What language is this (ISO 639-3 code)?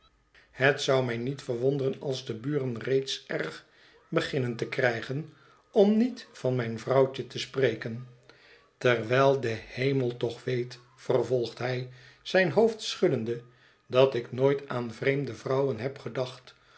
nld